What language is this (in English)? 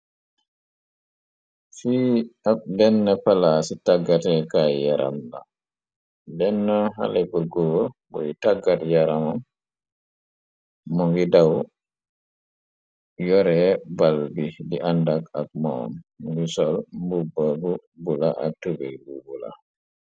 Wolof